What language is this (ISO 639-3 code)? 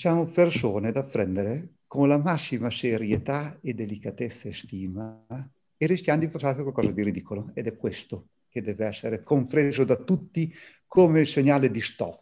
ita